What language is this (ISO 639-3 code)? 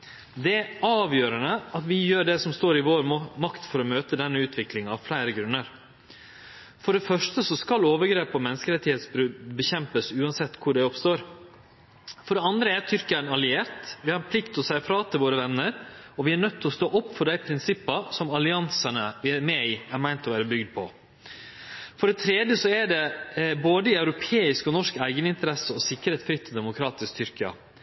nno